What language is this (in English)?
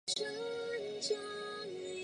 Chinese